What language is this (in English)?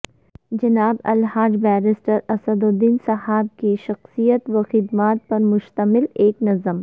Urdu